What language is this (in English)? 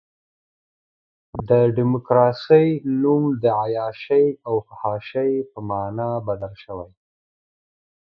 Pashto